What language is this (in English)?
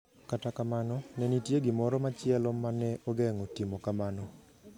Luo (Kenya and Tanzania)